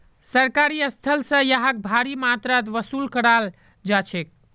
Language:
Magahi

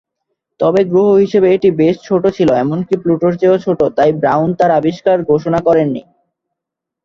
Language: Bangla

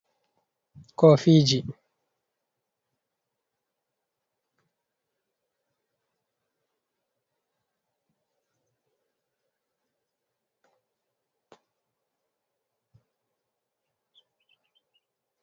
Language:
Fula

